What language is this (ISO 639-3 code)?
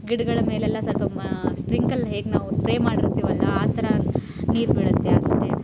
kan